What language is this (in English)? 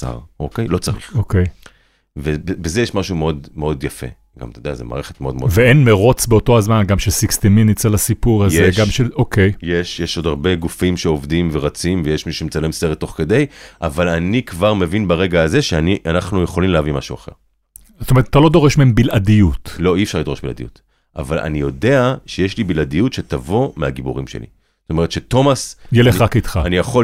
Hebrew